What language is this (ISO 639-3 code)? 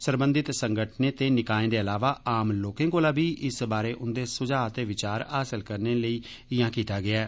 doi